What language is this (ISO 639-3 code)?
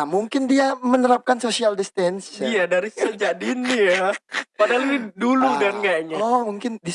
ind